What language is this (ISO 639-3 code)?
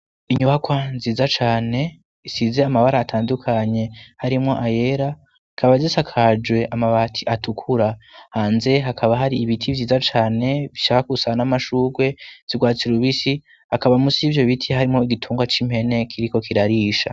run